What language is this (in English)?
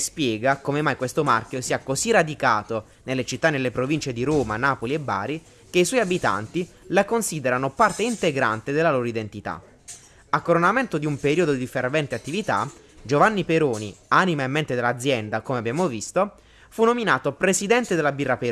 Italian